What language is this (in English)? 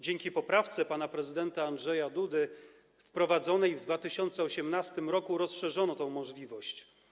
Polish